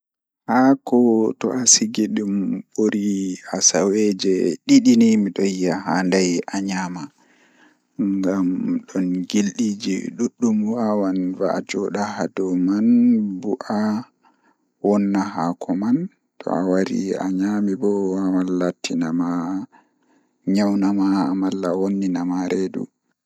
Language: Fula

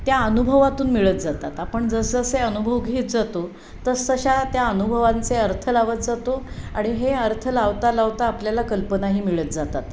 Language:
Marathi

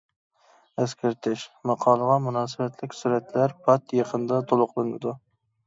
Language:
Uyghur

